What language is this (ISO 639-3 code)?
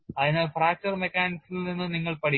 mal